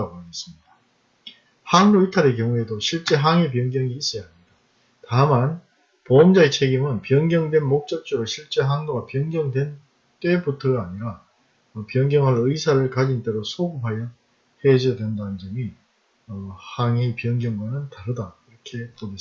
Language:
Korean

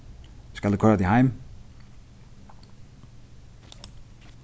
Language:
Faroese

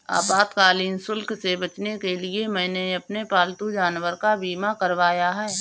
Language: Hindi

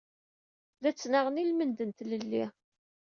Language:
Kabyle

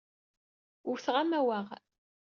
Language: Kabyle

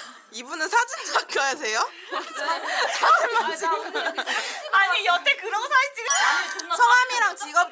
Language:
Korean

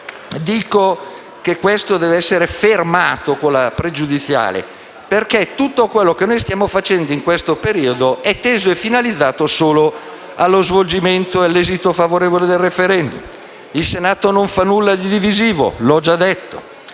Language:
Italian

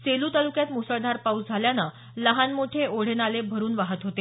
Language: Marathi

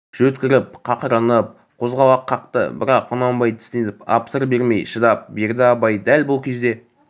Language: Kazakh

